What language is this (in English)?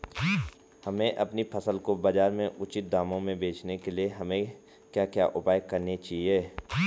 Hindi